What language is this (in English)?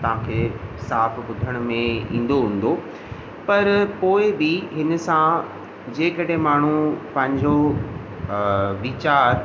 Sindhi